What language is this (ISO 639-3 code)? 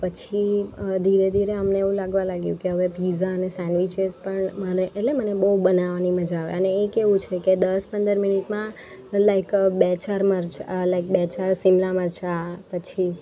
guj